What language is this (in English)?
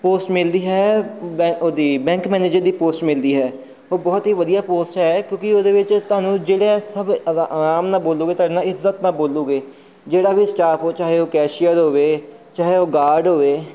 Punjabi